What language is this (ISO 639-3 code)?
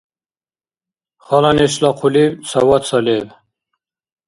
dar